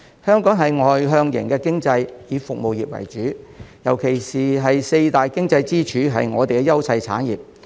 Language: Cantonese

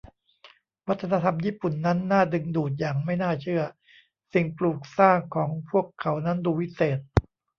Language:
Thai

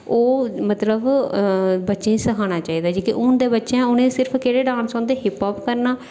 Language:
Dogri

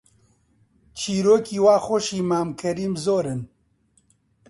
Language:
Central Kurdish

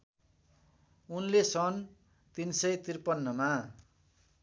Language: Nepali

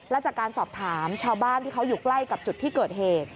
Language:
Thai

